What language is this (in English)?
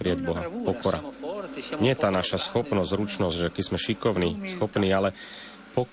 Slovak